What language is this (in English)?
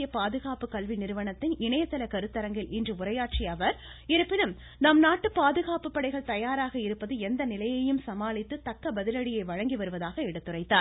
Tamil